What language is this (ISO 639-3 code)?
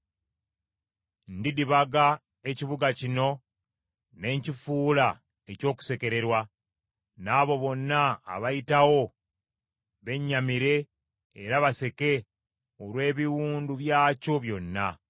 lug